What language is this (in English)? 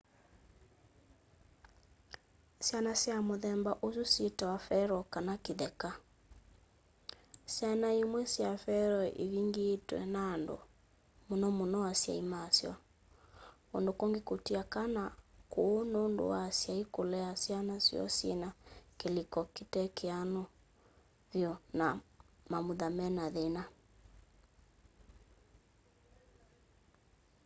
Kamba